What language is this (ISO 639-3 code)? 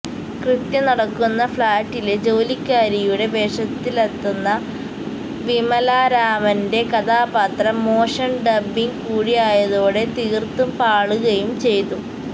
mal